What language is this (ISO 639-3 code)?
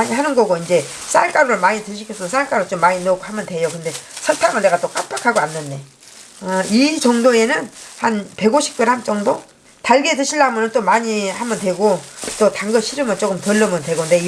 kor